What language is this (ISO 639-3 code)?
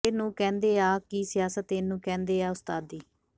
pan